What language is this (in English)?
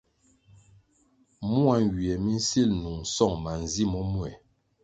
Kwasio